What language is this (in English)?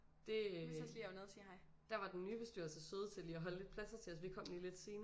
Danish